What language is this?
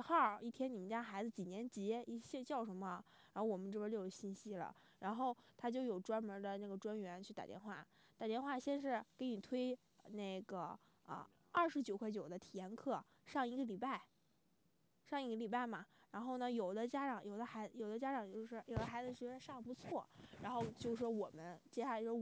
Chinese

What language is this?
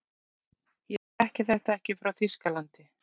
Icelandic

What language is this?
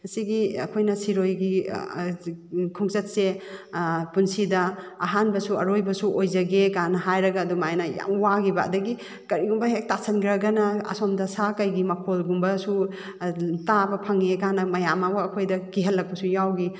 Manipuri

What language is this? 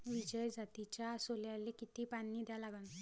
Marathi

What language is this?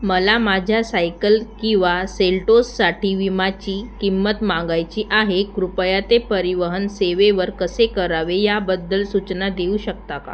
Marathi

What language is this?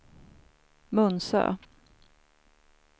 Swedish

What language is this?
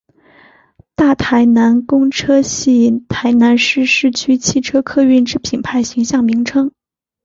Chinese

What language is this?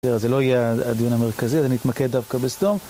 Hebrew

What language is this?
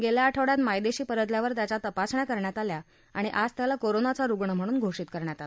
Marathi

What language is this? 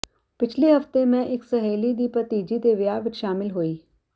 Punjabi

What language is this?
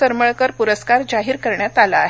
Marathi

